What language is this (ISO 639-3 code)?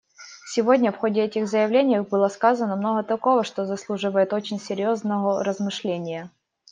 rus